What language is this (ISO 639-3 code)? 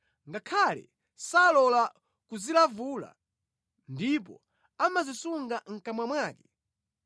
nya